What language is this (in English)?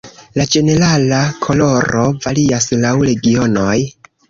Esperanto